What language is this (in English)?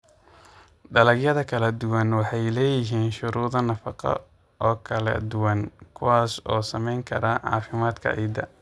Somali